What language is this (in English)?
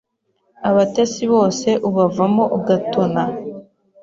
Kinyarwanda